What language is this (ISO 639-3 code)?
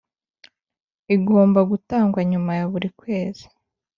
kin